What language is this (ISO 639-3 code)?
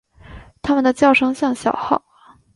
zho